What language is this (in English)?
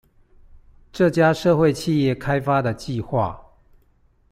Chinese